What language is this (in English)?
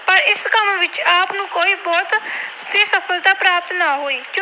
Punjabi